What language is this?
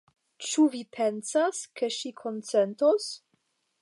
Esperanto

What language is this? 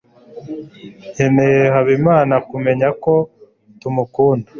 Kinyarwanda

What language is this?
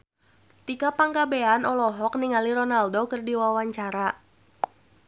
Sundanese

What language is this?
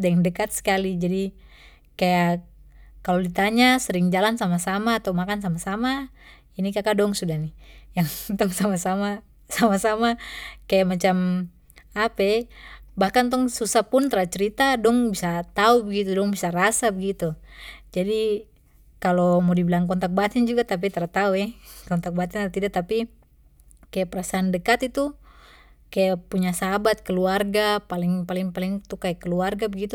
Papuan Malay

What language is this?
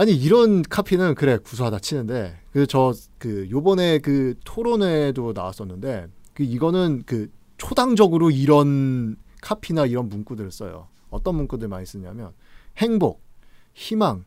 Korean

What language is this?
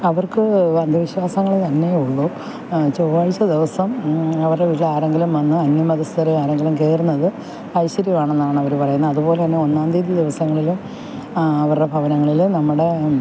Malayalam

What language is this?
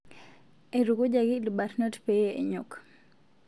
Masai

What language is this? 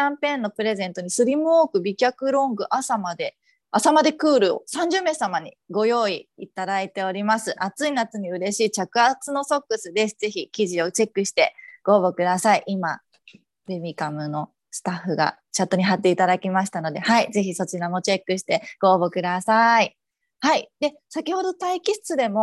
Japanese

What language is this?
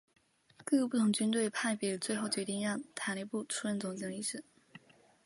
Chinese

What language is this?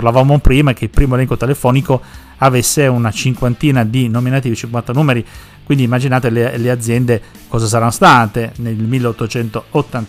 Italian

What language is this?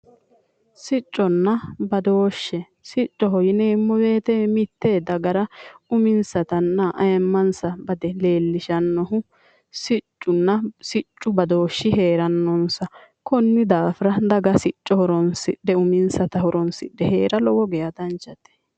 Sidamo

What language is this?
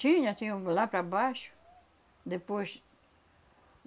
Portuguese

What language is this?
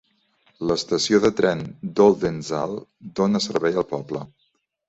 Catalan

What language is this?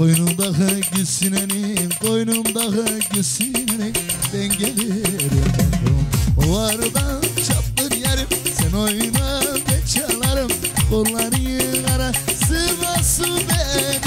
Turkish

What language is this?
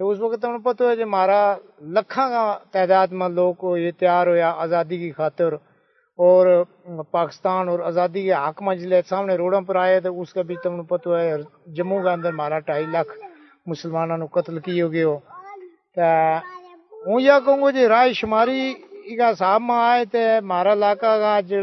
Urdu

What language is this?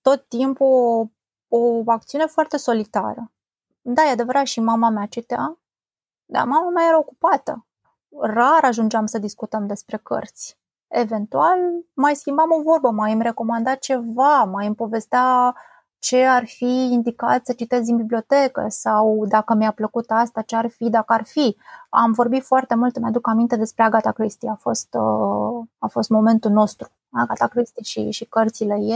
Romanian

